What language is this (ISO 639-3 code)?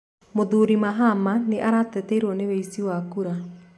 kik